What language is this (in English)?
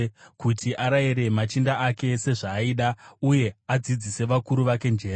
Shona